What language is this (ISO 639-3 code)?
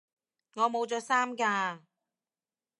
yue